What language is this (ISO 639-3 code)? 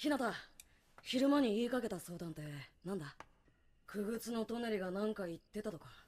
jpn